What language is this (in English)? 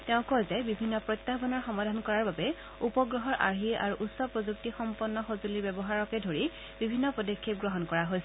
Assamese